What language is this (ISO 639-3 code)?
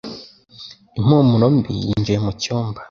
kin